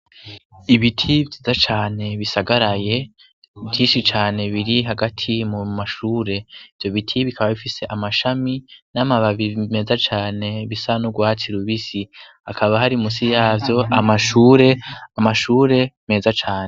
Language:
Rundi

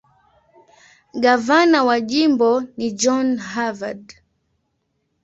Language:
Swahili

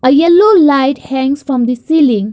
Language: English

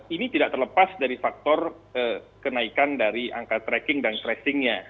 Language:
Indonesian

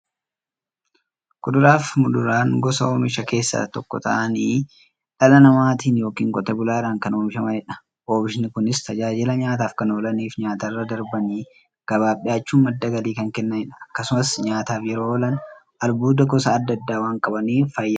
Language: Oromo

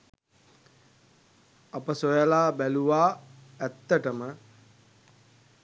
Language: Sinhala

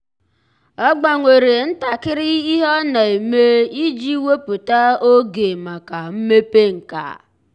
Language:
Igbo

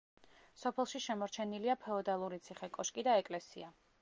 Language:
Georgian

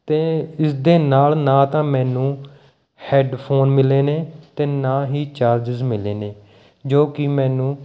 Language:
Punjabi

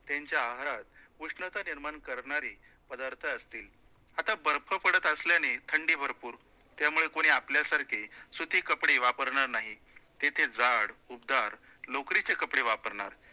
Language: Marathi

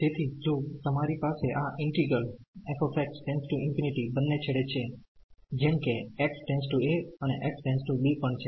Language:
Gujarati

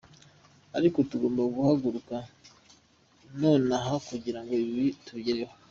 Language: Kinyarwanda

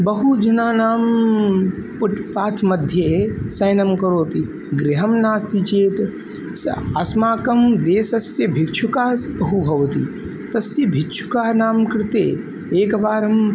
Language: Sanskrit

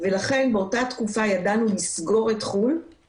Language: Hebrew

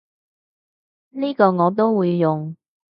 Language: Cantonese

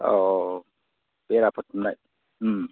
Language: Bodo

